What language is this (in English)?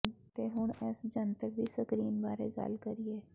Punjabi